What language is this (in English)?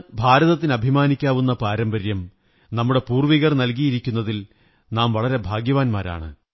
Malayalam